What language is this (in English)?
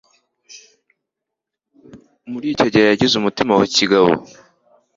Kinyarwanda